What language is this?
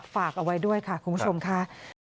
Thai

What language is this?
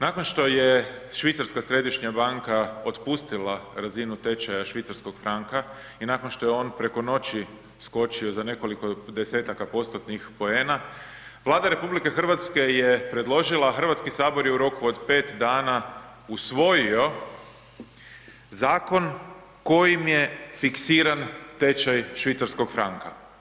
Croatian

